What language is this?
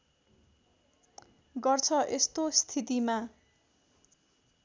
Nepali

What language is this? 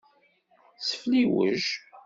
Kabyle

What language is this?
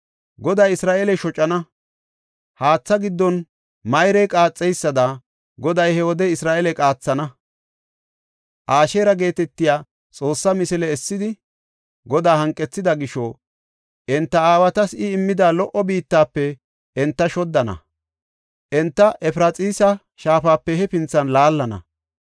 Gofa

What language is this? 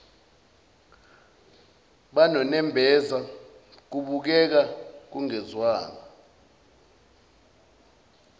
Zulu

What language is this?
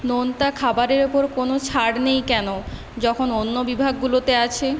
Bangla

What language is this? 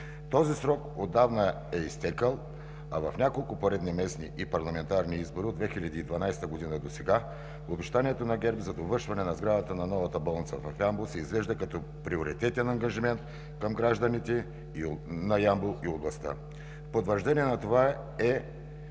Bulgarian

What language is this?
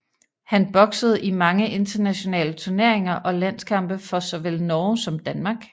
Danish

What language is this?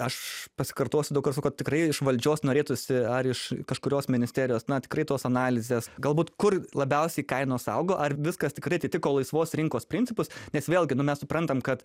Lithuanian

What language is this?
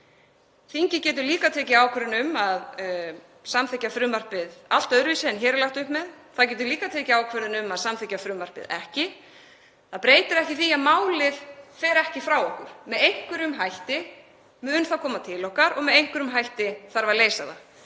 Icelandic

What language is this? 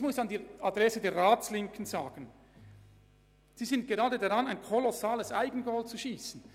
Swiss German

